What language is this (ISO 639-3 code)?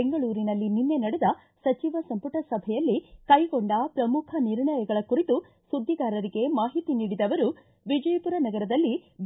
kan